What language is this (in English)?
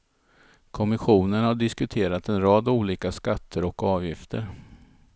Swedish